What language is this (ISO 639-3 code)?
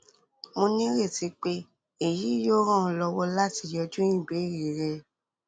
yor